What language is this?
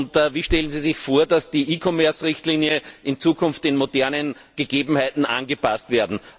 German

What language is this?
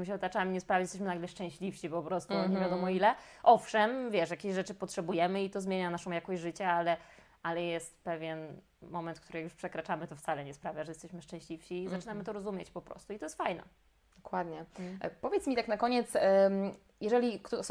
Polish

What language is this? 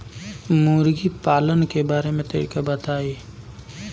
Bhojpuri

